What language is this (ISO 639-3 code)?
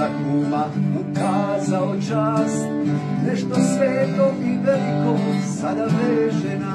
ron